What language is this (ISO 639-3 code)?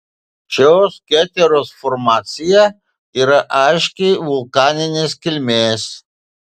lit